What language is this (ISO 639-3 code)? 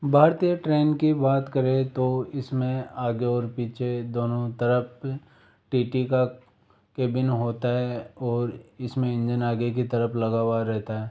hin